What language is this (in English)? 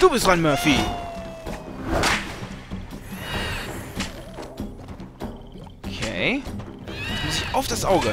German